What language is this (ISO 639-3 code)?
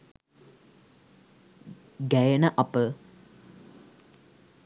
sin